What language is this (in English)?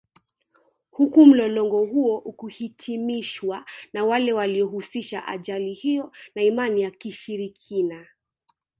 Swahili